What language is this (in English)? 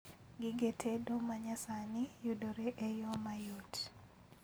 Luo (Kenya and Tanzania)